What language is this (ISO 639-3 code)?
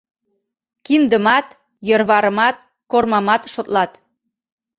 chm